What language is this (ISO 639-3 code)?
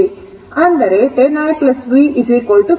kan